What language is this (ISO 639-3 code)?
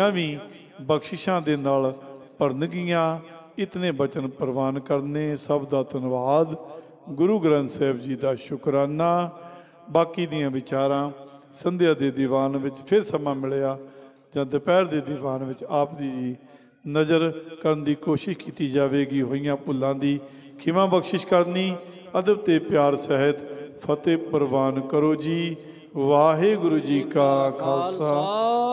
hin